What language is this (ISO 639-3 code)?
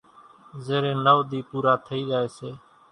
gjk